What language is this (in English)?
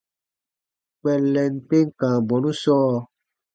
Baatonum